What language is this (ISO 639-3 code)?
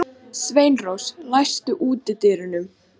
isl